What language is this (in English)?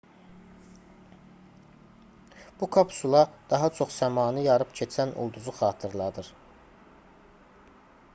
Azerbaijani